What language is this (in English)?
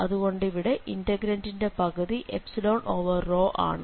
Malayalam